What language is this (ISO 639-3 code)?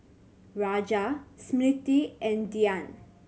eng